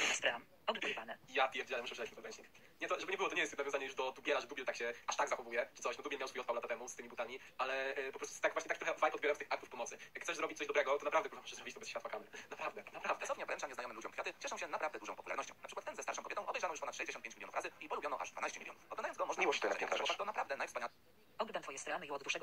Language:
Polish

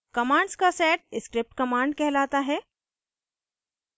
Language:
Hindi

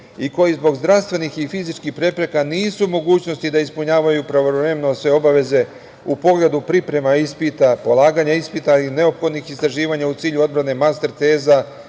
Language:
Serbian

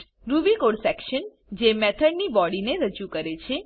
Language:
Gujarati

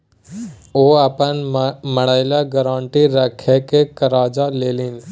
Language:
Maithili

